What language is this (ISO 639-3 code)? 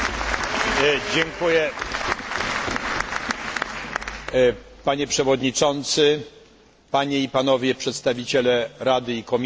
pol